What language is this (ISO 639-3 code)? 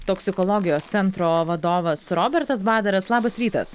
lit